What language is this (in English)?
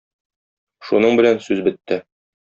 Tatar